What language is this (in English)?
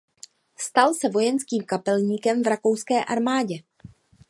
Czech